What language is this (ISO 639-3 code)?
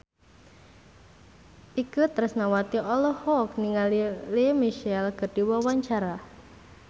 sun